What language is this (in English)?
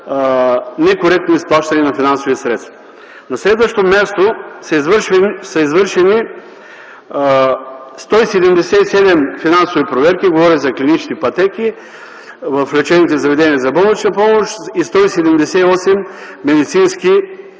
Bulgarian